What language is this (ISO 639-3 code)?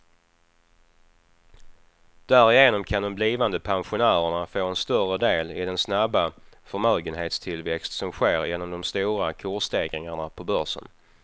swe